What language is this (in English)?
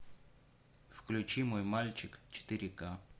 Russian